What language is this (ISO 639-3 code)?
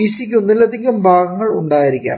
mal